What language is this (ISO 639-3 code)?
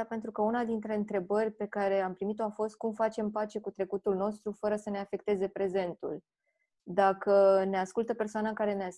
ron